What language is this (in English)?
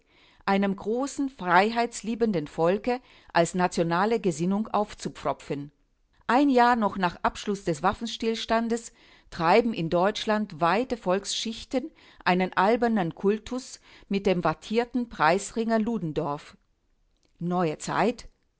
German